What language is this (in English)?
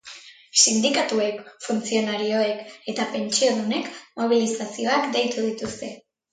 Basque